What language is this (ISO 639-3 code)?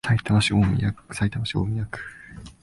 jpn